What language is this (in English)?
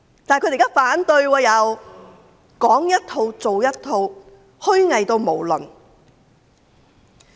Cantonese